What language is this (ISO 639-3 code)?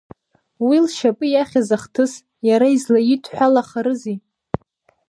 abk